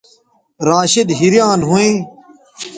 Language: Bateri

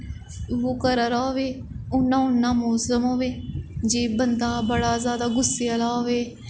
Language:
Dogri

